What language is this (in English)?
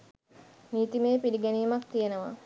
Sinhala